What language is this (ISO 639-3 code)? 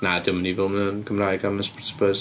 cym